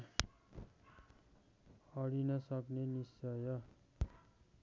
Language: Nepali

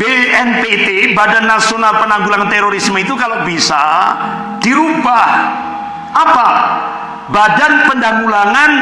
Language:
Indonesian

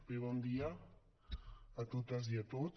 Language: Catalan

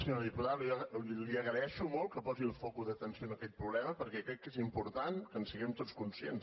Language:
Catalan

